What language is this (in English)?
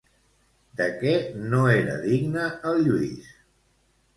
Catalan